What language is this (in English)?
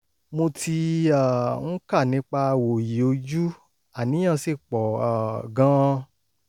Yoruba